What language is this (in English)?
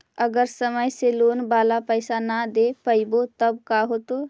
Magahi